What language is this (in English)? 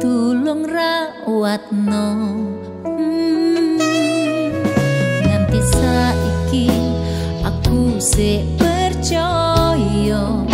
Indonesian